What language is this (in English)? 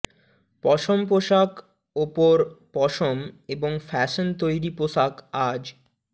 Bangla